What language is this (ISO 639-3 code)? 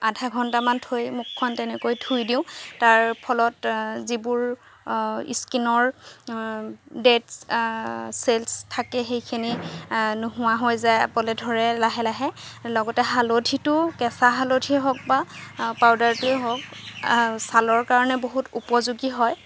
asm